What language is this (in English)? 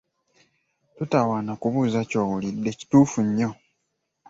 Ganda